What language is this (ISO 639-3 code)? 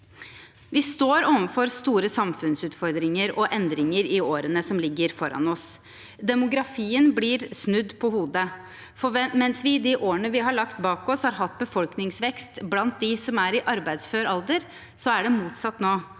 nor